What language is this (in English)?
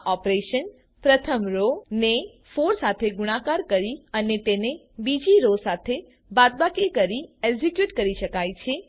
Gujarati